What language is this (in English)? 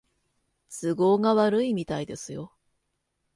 Japanese